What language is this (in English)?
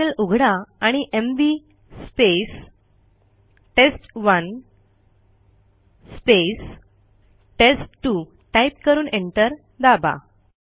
Marathi